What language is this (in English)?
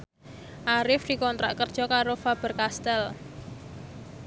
Javanese